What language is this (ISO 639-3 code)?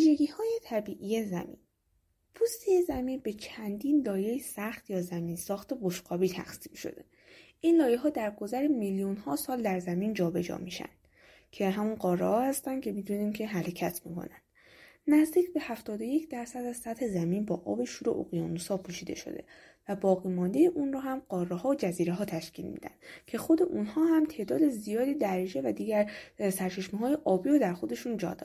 fas